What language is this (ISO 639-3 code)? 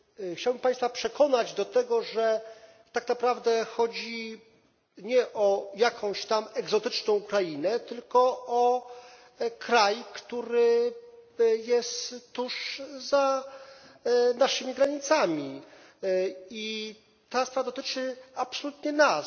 pol